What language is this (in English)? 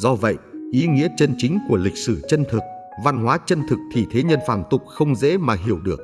Vietnamese